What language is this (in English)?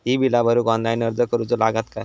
Marathi